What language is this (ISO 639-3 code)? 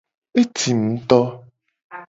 gej